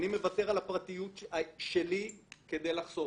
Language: Hebrew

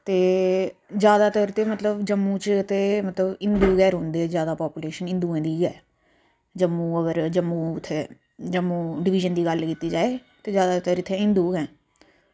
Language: Dogri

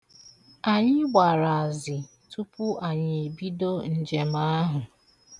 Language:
Igbo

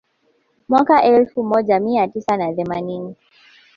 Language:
Swahili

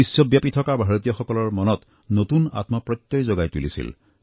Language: Assamese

